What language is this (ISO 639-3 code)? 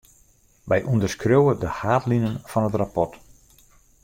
fry